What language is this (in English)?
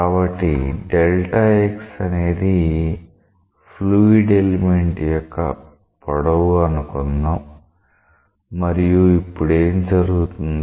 Telugu